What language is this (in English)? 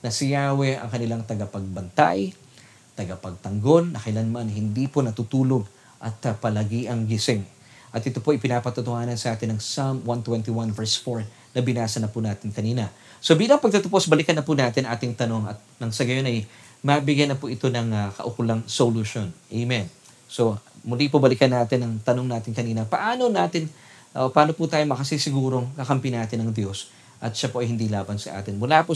Filipino